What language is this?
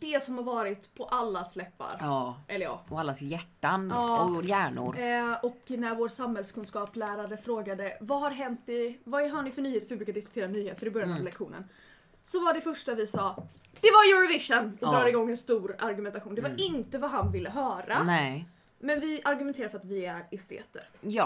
Swedish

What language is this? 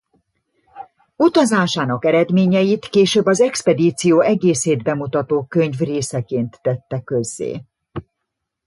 Hungarian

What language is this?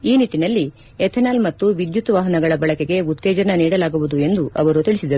Kannada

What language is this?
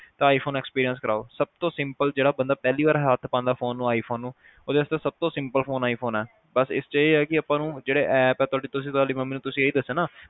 Punjabi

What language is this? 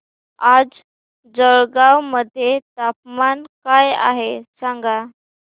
Marathi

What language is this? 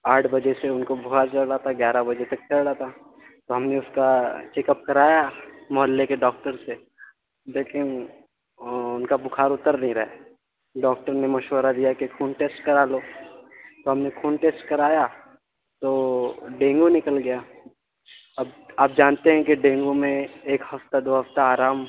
Urdu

